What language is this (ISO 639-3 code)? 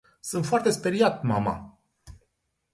ron